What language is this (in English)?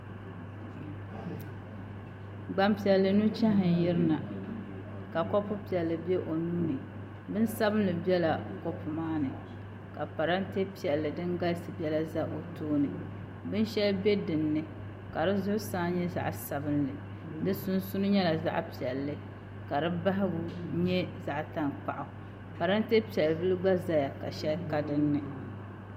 Dagbani